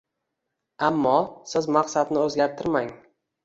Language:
Uzbek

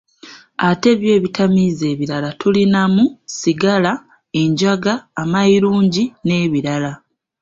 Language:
Ganda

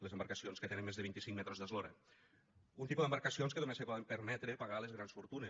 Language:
Catalan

